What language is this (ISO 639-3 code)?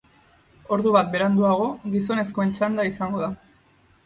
eus